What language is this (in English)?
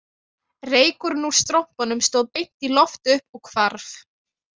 Icelandic